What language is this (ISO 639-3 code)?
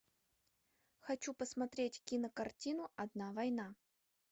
rus